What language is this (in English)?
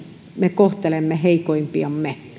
Finnish